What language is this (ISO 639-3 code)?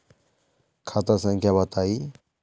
mag